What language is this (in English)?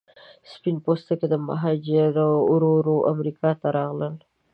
Pashto